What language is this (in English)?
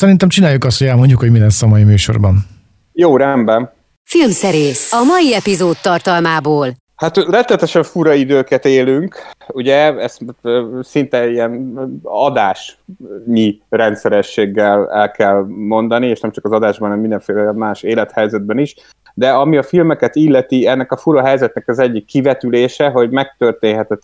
Hungarian